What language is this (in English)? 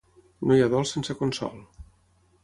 Catalan